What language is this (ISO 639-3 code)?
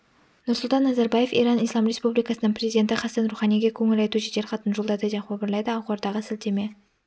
kaz